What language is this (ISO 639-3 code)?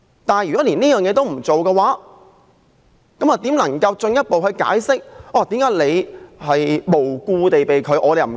yue